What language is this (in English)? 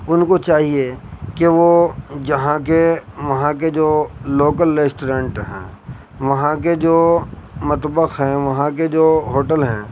Urdu